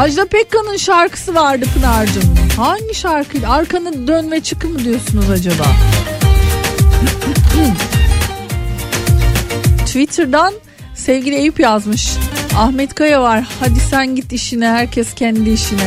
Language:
Turkish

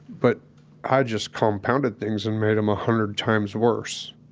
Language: English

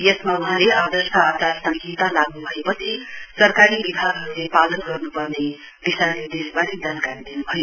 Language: Nepali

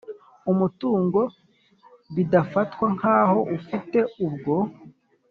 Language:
Kinyarwanda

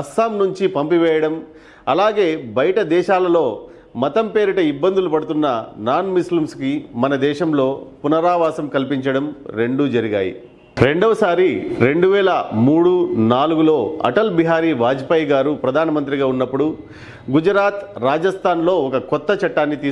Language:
Telugu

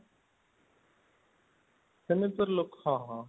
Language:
Odia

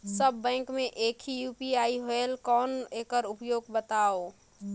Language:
Chhattisgarhi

